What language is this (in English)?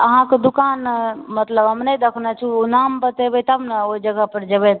Maithili